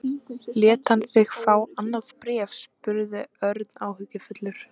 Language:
Icelandic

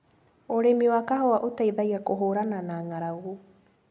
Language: Kikuyu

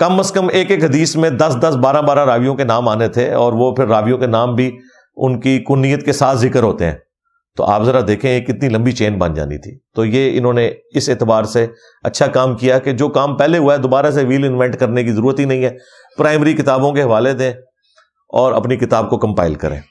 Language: Urdu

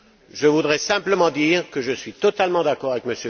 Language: French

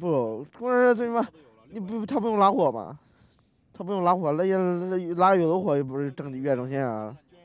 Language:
Chinese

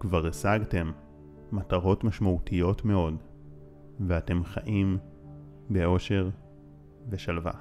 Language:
Hebrew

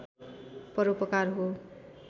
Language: Nepali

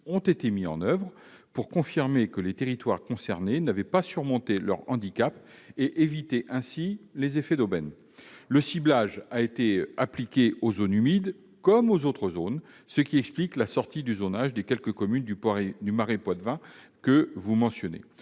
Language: French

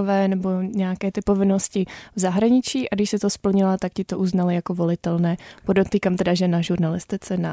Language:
Czech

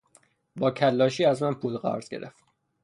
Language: Persian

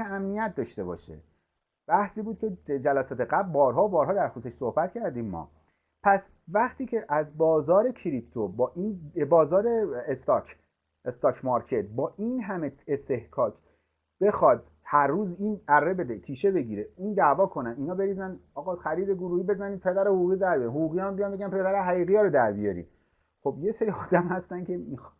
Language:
Persian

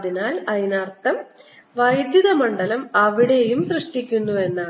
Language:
Malayalam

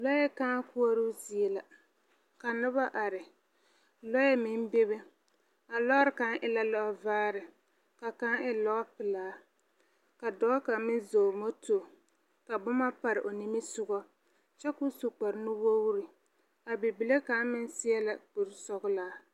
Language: Southern Dagaare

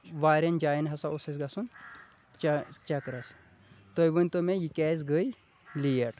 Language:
Kashmiri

